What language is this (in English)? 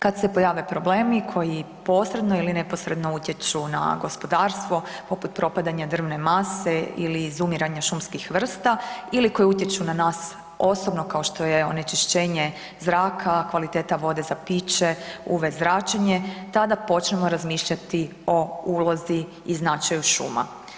Croatian